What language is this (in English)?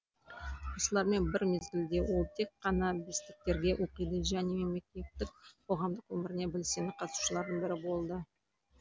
Kazakh